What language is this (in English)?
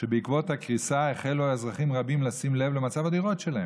Hebrew